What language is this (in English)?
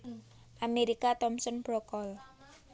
Javanese